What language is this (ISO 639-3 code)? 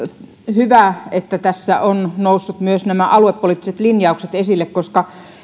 fin